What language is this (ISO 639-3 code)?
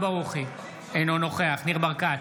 heb